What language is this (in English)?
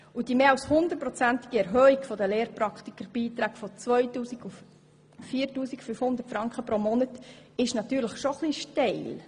Swiss German